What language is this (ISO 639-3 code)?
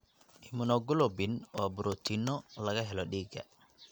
som